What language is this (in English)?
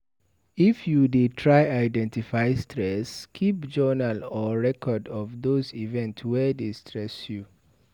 Nigerian Pidgin